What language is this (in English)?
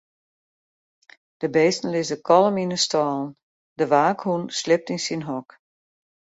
Western Frisian